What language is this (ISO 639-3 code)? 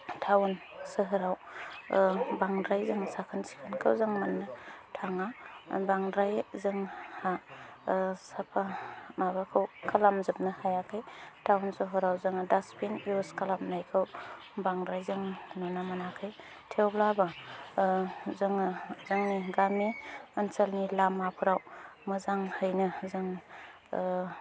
brx